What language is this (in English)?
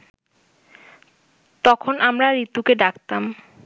Bangla